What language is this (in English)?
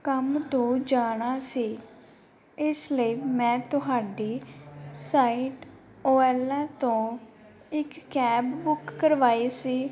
Punjabi